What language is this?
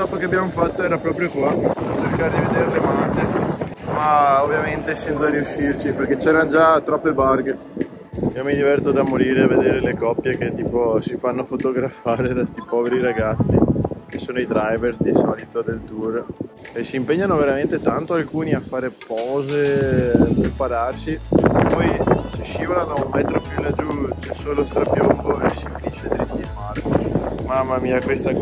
Italian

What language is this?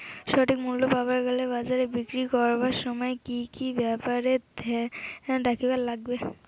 Bangla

